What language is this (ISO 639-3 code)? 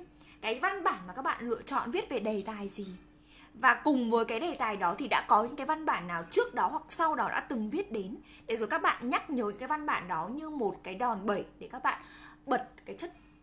vie